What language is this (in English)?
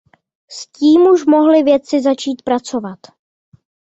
Czech